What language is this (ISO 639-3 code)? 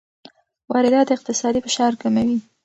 pus